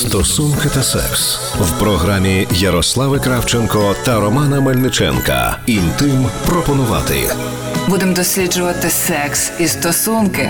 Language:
Ukrainian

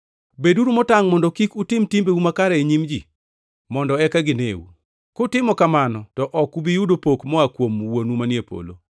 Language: Luo (Kenya and Tanzania)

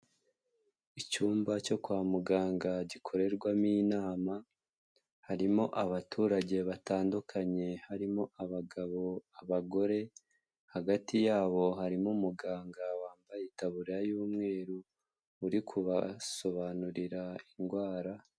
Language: Kinyarwanda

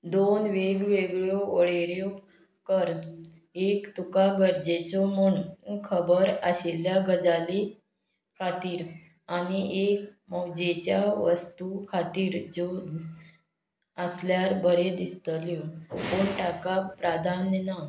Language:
Konkani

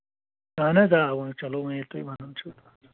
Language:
Kashmiri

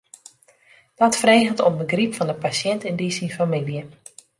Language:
Western Frisian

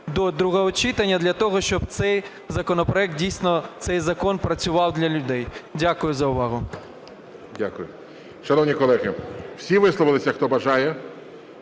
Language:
Ukrainian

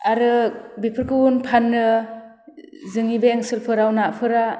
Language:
Bodo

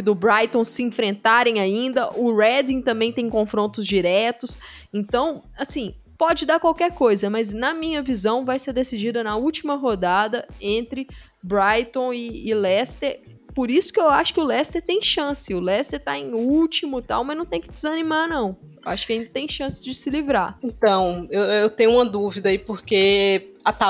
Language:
Portuguese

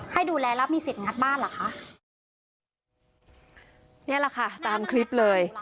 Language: Thai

